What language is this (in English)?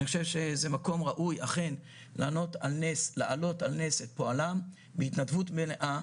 Hebrew